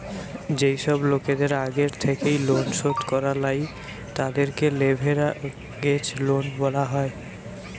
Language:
Bangla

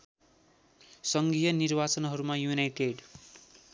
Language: Nepali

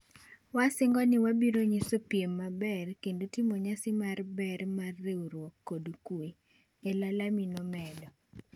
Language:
Luo (Kenya and Tanzania)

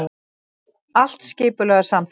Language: Icelandic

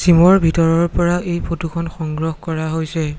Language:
Assamese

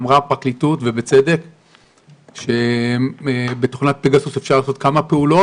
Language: Hebrew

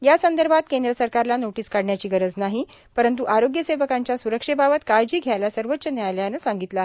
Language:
Marathi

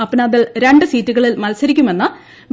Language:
Malayalam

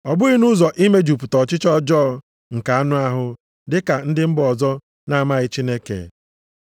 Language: Igbo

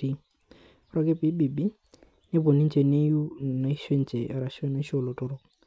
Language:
Masai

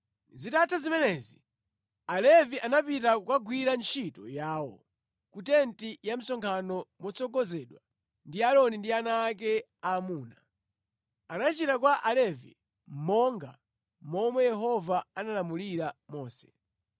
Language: Nyanja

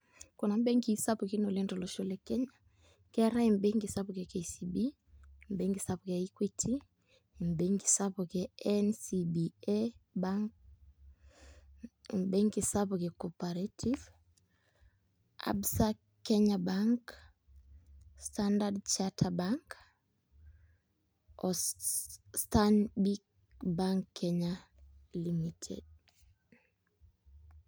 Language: Masai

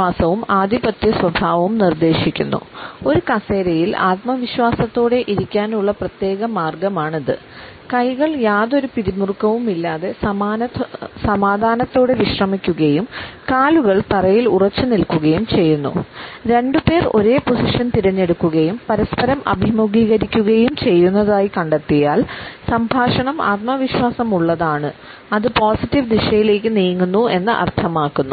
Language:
Malayalam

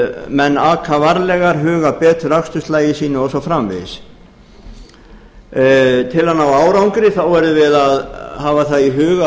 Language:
Icelandic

